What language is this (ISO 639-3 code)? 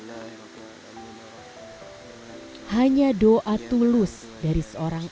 ind